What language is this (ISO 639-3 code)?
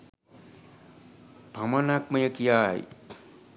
sin